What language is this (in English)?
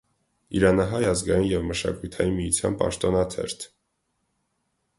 Armenian